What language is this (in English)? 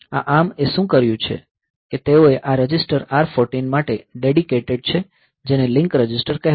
Gujarati